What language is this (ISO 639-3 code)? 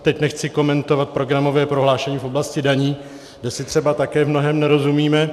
ces